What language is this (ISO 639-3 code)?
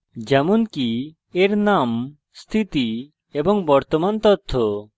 ben